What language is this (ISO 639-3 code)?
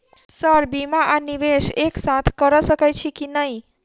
mai